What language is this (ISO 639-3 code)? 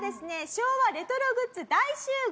jpn